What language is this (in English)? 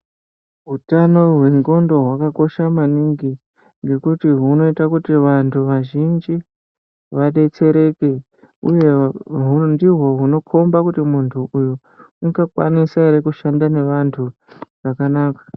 Ndau